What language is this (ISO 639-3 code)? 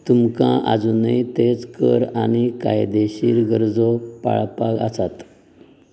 kok